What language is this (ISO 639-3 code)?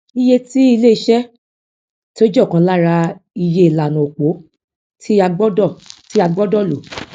yor